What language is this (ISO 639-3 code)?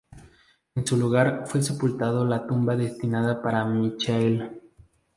spa